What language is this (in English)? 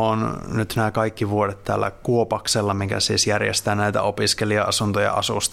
Finnish